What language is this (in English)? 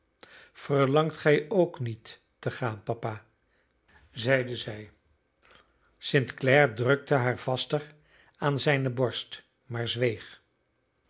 Dutch